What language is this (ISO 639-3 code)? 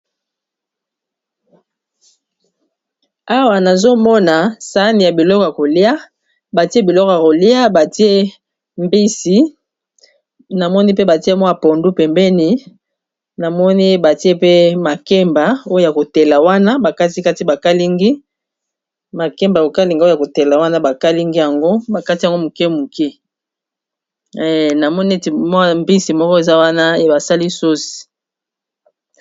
lin